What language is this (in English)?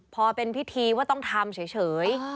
Thai